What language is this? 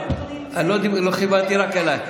Hebrew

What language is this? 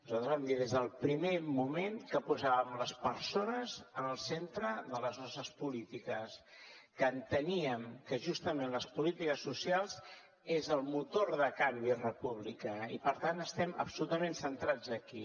Catalan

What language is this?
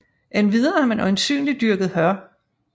Danish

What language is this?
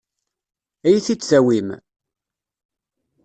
Kabyle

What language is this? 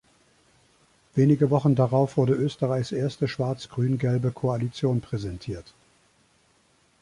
German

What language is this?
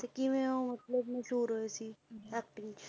Punjabi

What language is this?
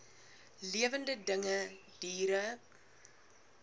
Afrikaans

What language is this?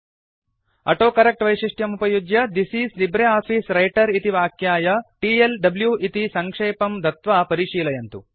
Sanskrit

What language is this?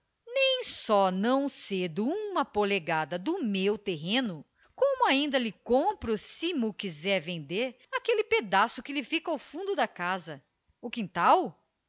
Portuguese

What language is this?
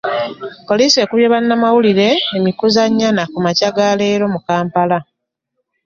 Ganda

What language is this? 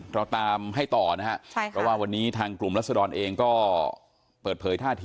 Thai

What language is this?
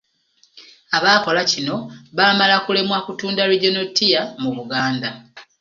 Ganda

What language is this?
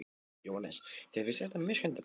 Icelandic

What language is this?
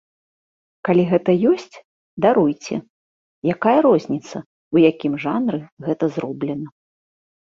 Belarusian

